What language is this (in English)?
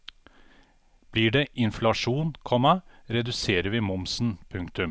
Norwegian